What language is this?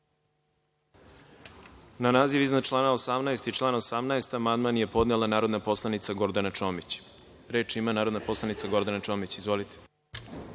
Serbian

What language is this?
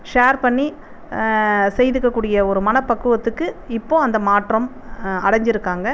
Tamil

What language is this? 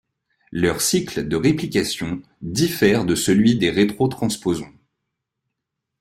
French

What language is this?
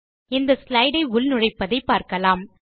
Tamil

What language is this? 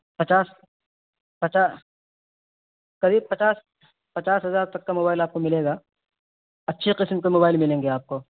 Urdu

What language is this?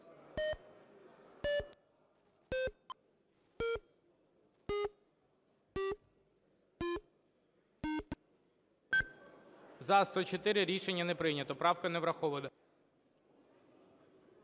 Ukrainian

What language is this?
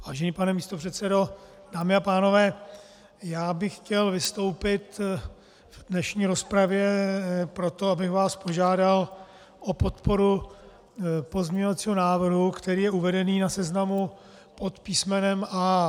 Czech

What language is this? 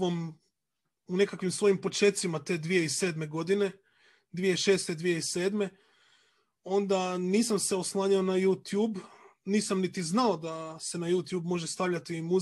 Croatian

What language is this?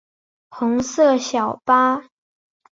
Chinese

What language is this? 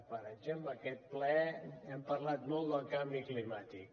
Catalan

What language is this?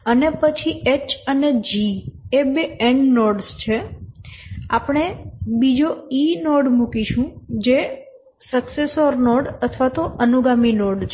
Gujarati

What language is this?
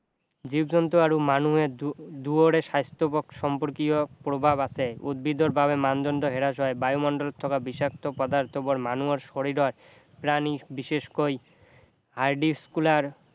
Assamese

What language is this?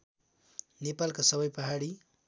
Nepali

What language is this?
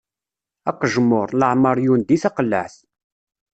Kabyle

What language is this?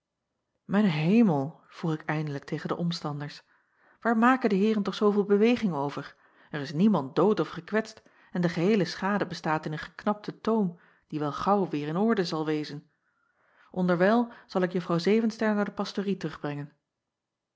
Dutch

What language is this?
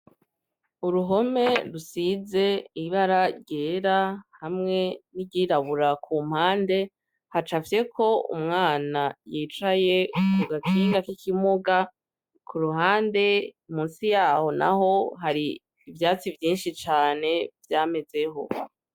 Rundi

